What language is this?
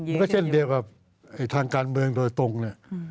Thai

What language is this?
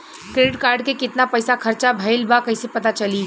Bhojpuri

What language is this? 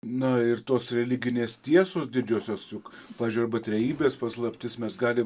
Lithuanian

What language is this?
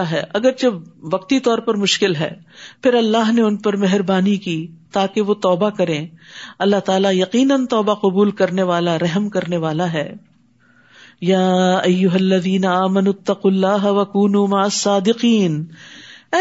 Urdu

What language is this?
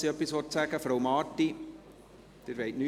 Swiss German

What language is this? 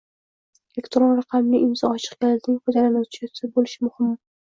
Uzbek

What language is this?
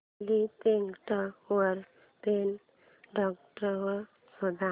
Marathi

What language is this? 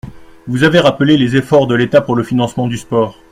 French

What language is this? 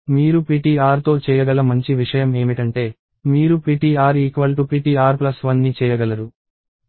Telugu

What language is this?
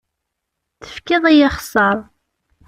Kabyle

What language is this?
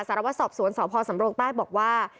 Thai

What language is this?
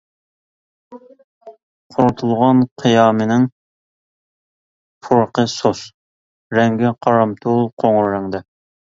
Uyghur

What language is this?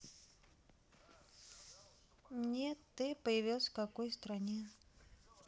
Russian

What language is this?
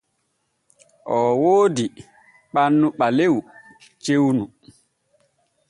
Borgu Fulfulde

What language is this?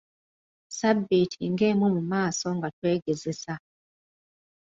Ganda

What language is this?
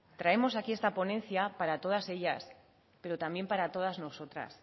Spanish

